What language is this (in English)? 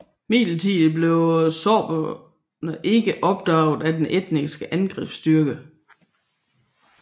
Danish